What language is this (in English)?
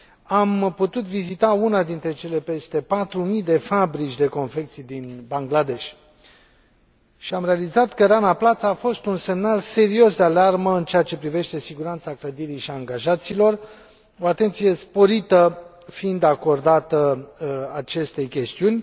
Romanian